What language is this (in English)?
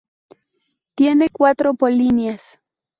Spanish